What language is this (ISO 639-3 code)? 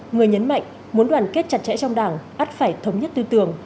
vie